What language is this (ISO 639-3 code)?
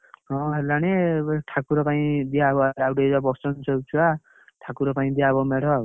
ori